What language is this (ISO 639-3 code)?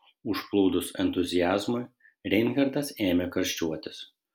lit